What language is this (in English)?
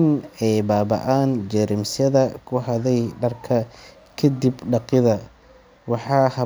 Somali